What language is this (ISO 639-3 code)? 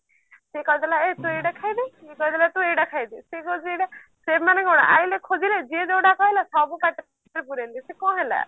ori